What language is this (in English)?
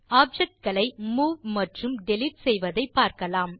Tamil